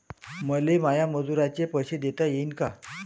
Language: Marathi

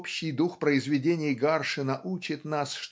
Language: Russian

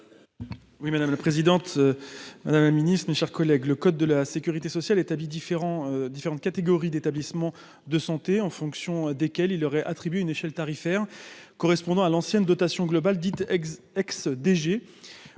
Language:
French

